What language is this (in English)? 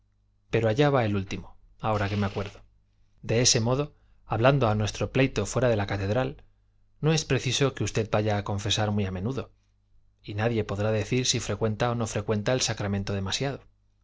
Spanish